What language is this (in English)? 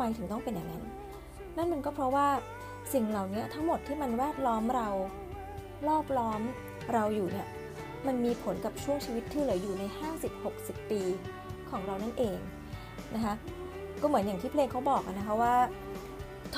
Thai